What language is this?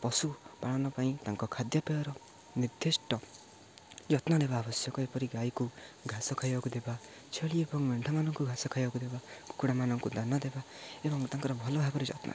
Odia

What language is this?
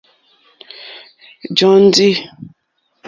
Mokpwe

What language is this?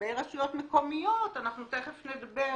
Hebrew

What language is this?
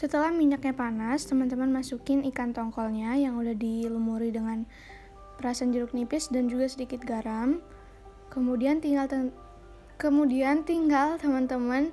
Indonesian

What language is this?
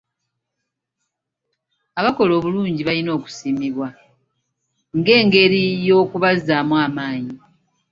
Ganda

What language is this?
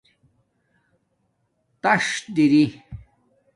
Domaaki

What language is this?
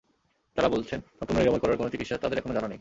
Bangla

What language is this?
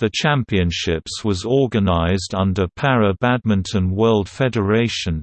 English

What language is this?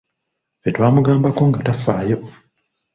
Ganda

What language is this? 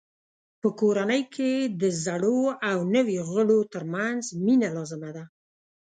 Pashto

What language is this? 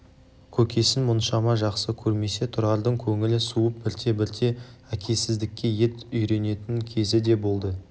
Kazakh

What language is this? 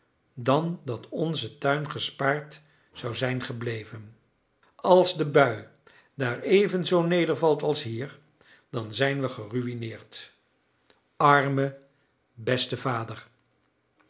Dutch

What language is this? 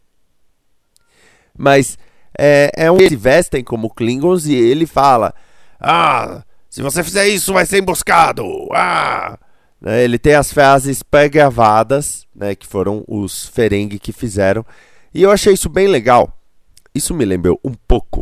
Portuguese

